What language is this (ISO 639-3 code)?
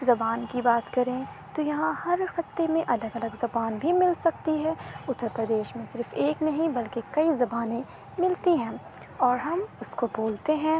urd